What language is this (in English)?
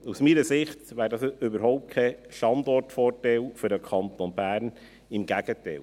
Swiss German